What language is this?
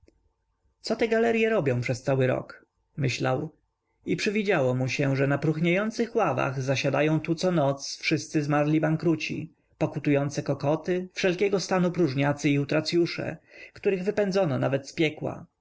Polish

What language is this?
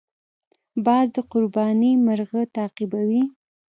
Pashto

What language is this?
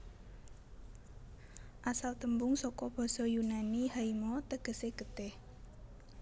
Javanese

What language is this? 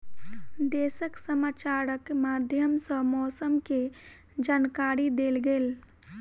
Maithili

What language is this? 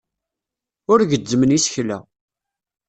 Kabyle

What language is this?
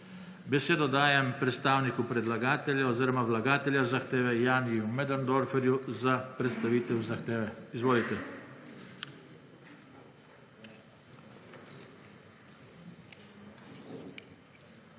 Slovenian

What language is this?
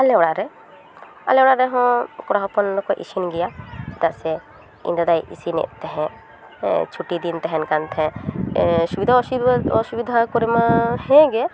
Santali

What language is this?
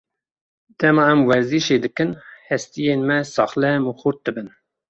Kurdish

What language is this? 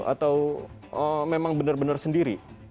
Indonesian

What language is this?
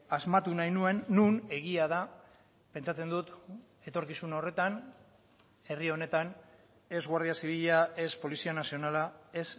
Basque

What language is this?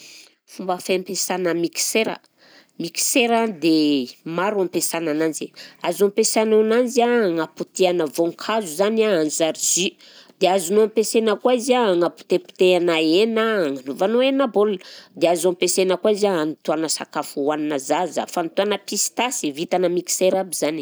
Southern Betsimisaraka Malagasy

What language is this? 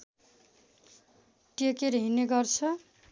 Nepali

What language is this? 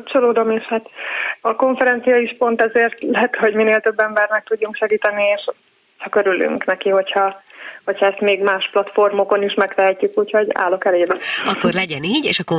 Hungarian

